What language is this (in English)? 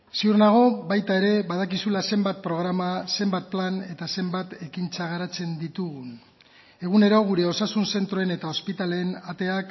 Basque